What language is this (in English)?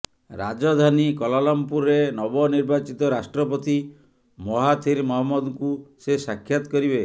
Odia